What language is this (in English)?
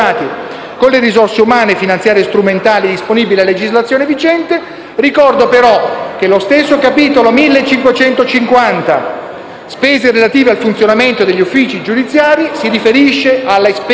Italian